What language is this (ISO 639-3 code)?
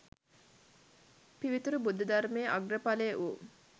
sin